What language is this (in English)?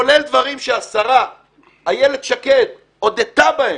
Hebrew